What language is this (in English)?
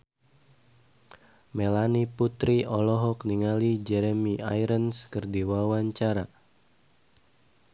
Sundanese